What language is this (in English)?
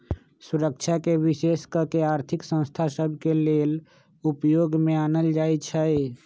Magahi